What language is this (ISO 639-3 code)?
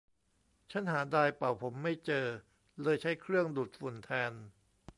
tha